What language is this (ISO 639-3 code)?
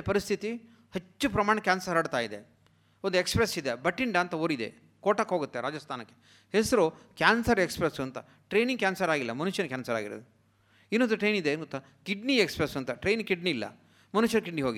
kan